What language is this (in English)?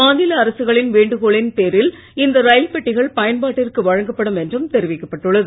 Tamil